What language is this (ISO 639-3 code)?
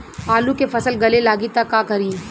bho